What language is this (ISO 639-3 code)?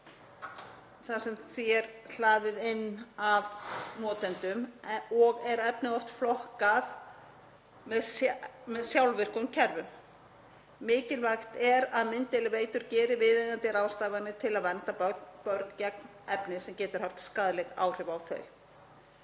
isl